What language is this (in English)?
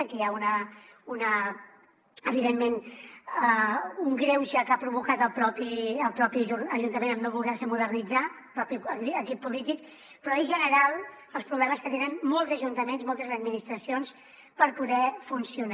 Catalan